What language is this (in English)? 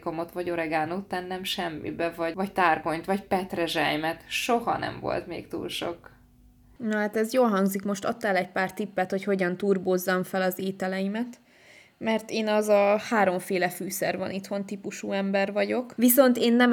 Hungarian